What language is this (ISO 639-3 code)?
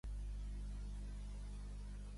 cat